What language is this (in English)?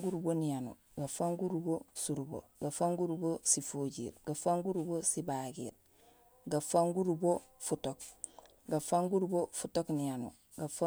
Gusilay